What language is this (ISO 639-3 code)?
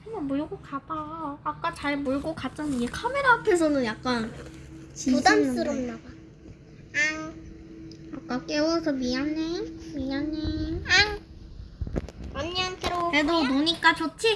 kor